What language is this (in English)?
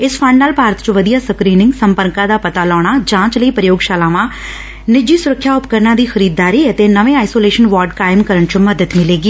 Punjabi